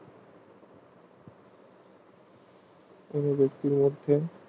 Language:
Bangla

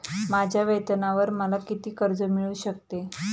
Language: Marathi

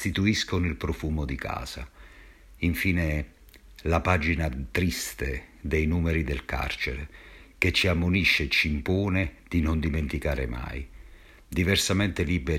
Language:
Italian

